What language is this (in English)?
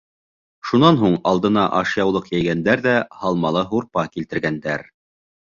Bashkir